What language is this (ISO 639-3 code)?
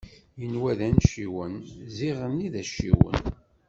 kab